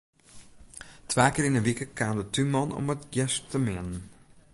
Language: Western Frisian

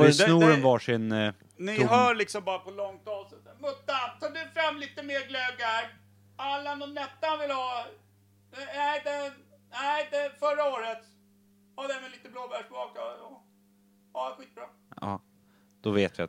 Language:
Swedish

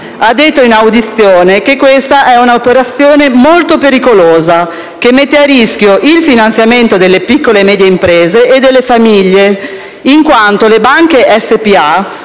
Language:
Italian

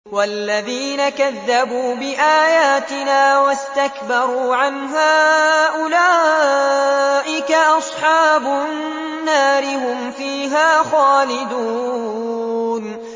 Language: Arabic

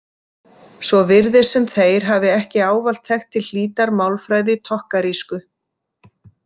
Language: Icelandic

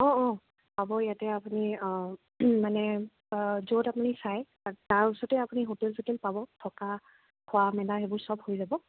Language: Assamese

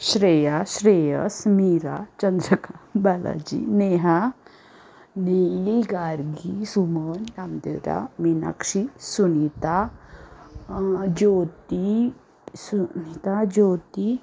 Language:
Marathi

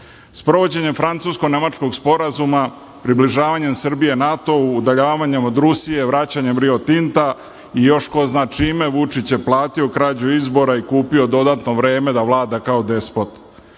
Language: Serbian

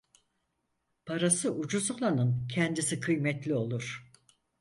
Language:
Turkish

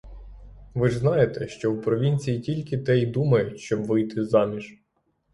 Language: Ukrainian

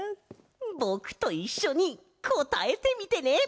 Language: Japanese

